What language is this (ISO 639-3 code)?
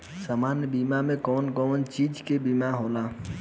bho